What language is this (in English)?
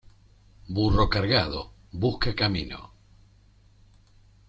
Spanish